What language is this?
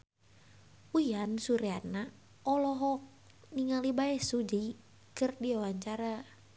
Sundanese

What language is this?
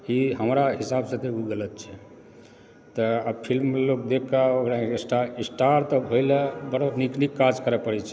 Maithili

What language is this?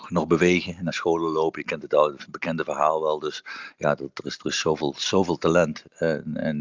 Dutch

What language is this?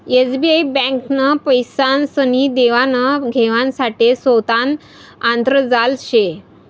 Marathi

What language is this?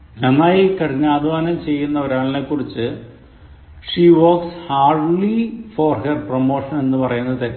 Malayalam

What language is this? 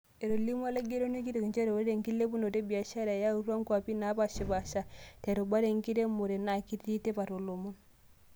Masai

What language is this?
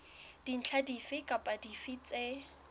Southern Sotho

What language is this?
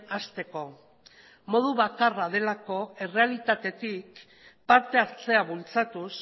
Basque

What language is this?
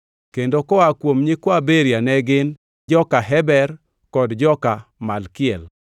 Luo (Kenya and Tanzania)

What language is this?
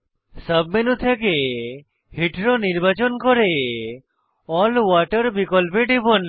Bangla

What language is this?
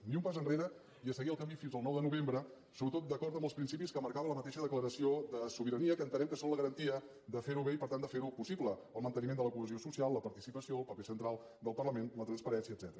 Catalan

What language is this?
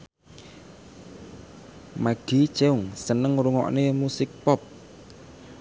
Javanese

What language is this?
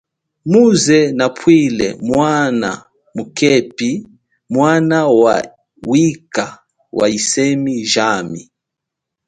Chokwe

